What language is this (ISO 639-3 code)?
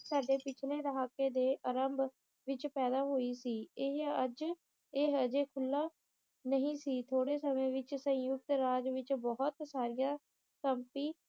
pan